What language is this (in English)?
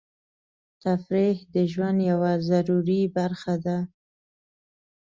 Pashto